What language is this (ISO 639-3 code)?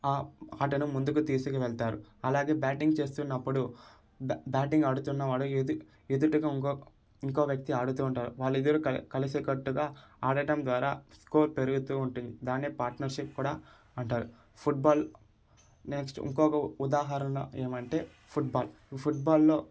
tel